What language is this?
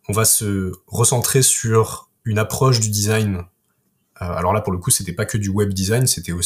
French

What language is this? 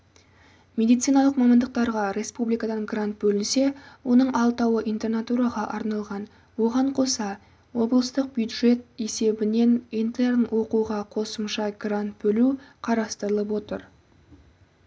Kazakh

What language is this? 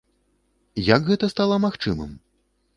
Belarusian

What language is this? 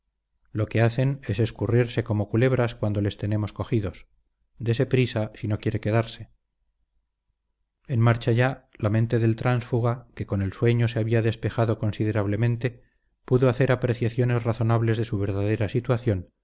Spanish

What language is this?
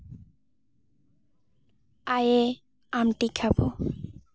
Santali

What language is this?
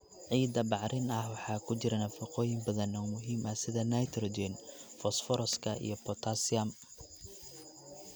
Somali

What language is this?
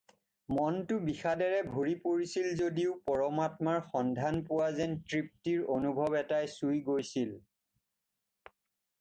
Assamese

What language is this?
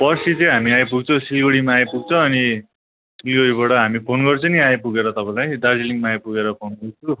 Nepali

